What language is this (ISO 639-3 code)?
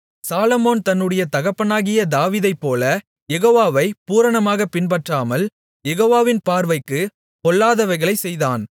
tam